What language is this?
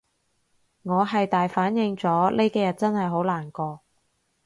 Cantonese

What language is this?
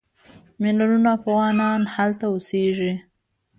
Pashto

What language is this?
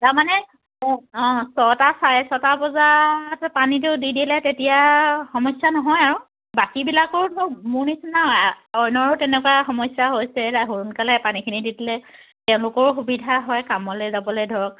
Assamese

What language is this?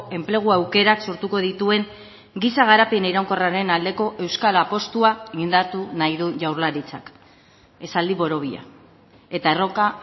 Basque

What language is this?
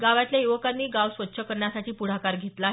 Marathi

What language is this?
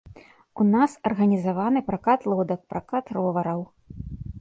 Belarusian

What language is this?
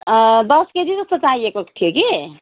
Nepali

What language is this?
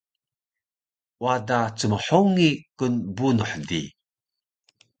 Taroko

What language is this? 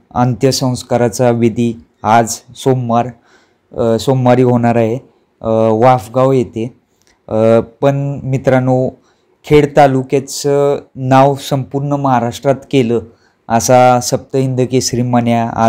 Romanian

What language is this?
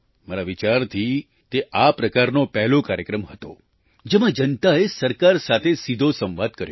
Gujarati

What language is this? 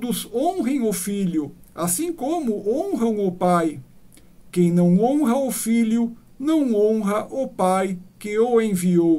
Portuguese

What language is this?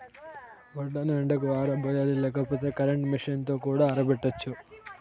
Telugu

